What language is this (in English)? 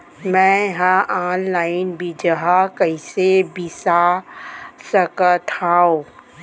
Chhattisgarhi